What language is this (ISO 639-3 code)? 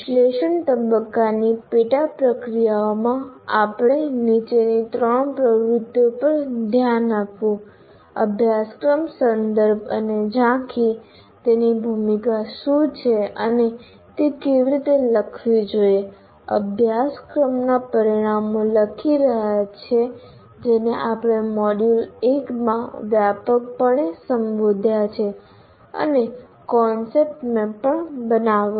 guj